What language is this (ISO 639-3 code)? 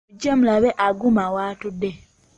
lug